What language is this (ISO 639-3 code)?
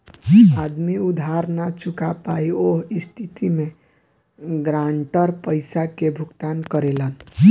bho